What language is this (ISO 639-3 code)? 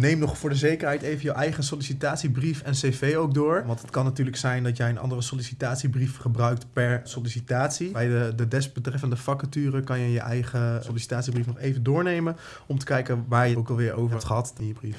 nld